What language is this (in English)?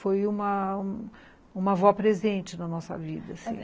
Portuguese